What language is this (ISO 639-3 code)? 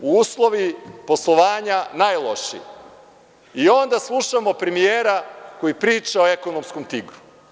srp